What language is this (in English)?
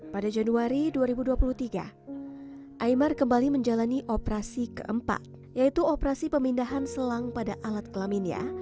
Indonesian